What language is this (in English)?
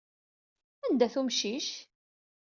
Kabyle